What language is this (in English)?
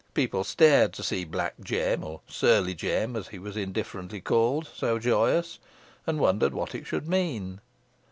English